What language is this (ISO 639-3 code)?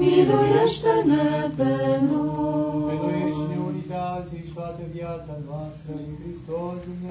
ron